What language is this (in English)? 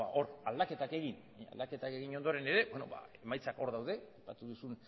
Basque